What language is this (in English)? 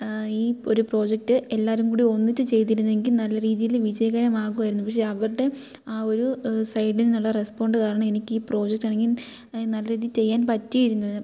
Malayalam